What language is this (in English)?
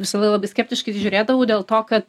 Lithuanian